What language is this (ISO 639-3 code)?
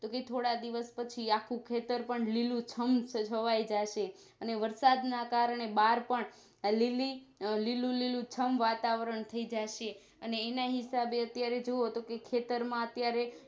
guj